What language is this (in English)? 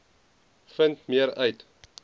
Afrikaans